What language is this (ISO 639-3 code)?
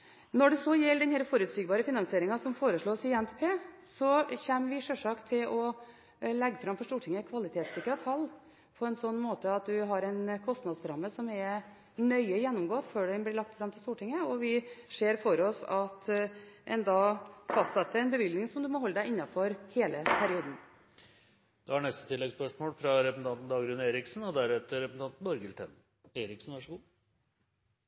nor